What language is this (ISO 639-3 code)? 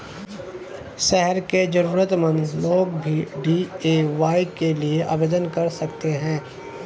hin